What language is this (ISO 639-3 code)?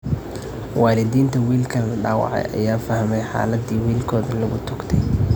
som